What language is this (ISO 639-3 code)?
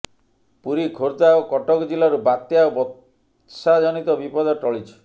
ori